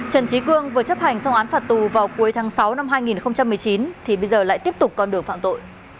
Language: Vietnamese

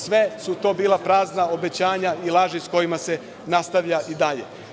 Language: Serbian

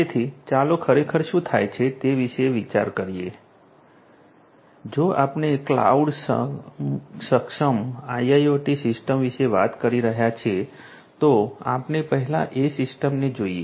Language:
Gujarati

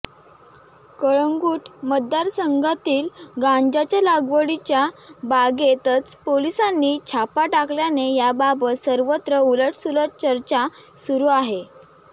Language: Marathi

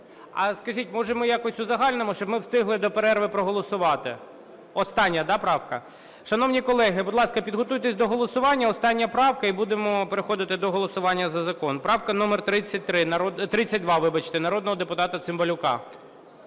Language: Ukrainian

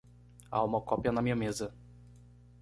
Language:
Portuguese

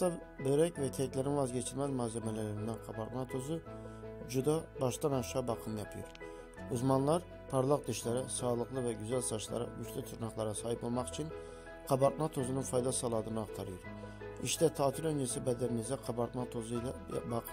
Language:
Turkish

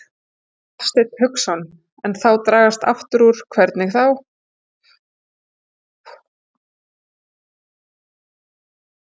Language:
Icelandic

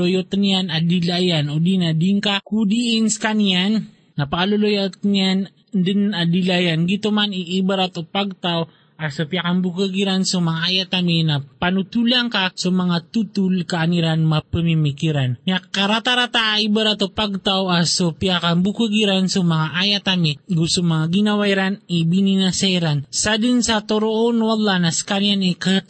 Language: Filipino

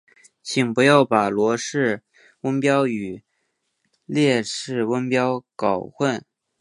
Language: Chinese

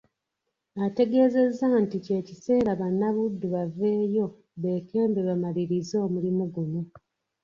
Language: Ganda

